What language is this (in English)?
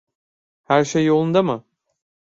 Turkish